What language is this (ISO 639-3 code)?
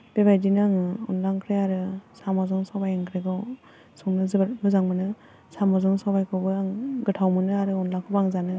brx